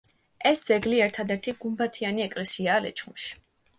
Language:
Georgian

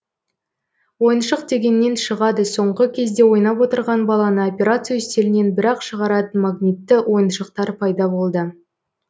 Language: Kazakh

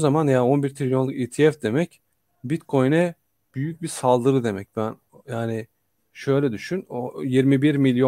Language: Turkish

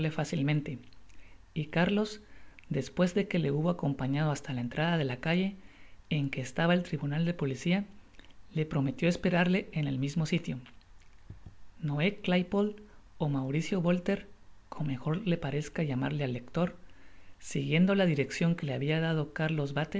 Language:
Spanish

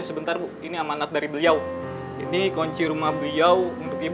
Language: Indonesian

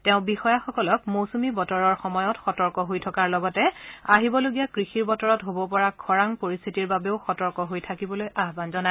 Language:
Assamese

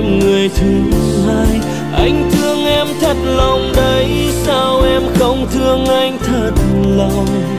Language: Vietnamese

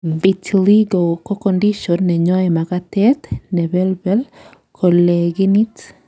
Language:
Kalenjin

